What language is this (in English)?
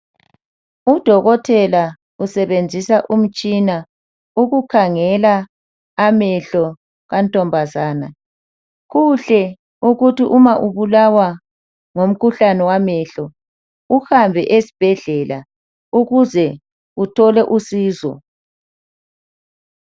North Ndebele